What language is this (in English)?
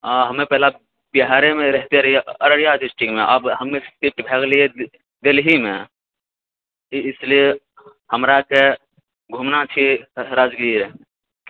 Maithili